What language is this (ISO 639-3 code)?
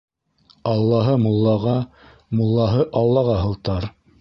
bak